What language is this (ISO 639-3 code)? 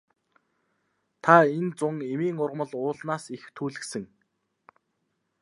mon